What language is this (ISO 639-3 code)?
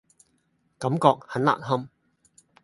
yue